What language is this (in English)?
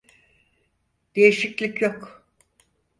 Turkish